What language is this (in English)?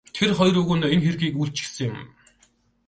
Mongolian